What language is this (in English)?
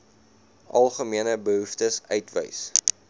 Afrikaans